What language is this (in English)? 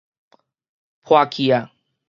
Min Nan Chinese